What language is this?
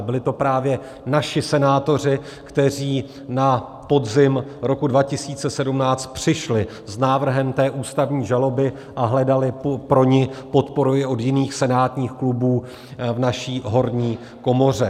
Czech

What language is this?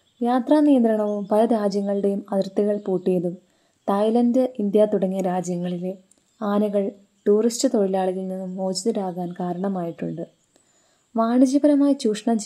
Malayalam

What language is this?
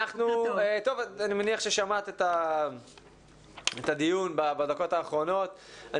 Hebrew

